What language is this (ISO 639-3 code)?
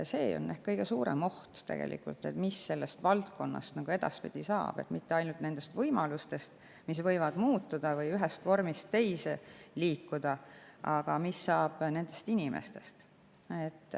est